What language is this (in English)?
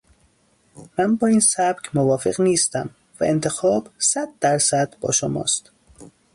Persian